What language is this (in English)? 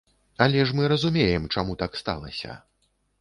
Belarusian